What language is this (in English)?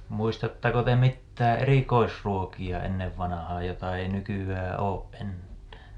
Finnish